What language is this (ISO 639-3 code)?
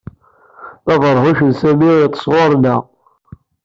kab